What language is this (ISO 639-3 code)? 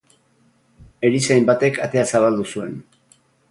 eus